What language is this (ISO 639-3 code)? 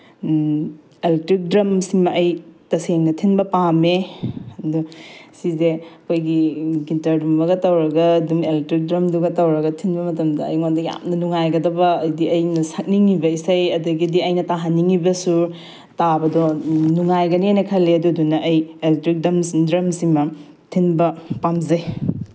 mni